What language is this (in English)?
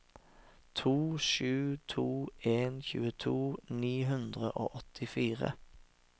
Norwegian